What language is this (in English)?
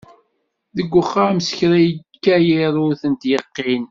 Kabyle